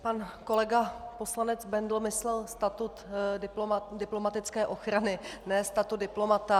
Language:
Czech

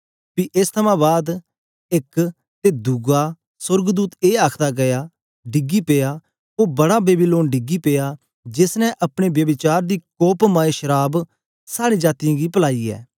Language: Dogri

